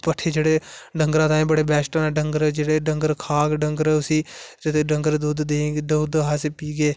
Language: Dogri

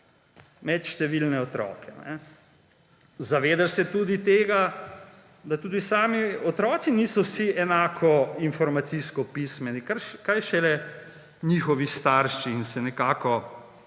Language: Slovenian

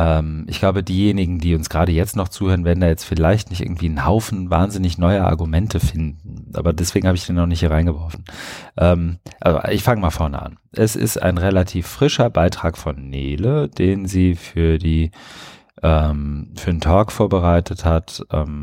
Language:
German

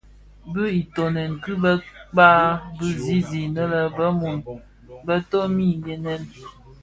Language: Bafia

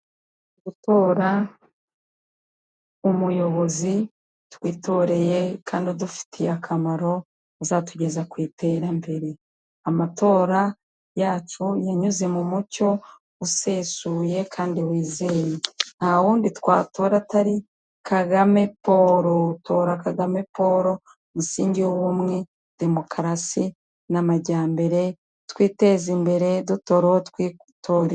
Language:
Kinyarwanda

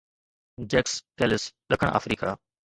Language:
Sindhi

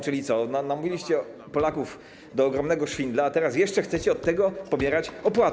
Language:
Polish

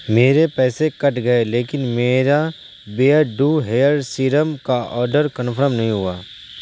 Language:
Urdu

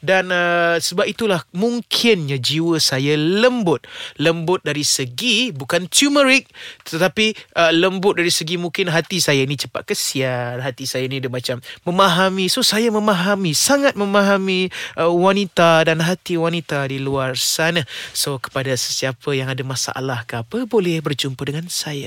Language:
Malay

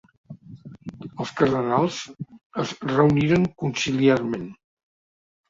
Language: Catalan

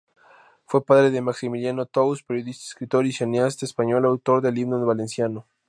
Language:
Spanish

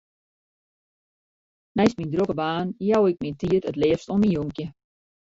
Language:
Western Frisian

